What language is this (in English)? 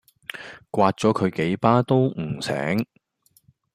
Cantonese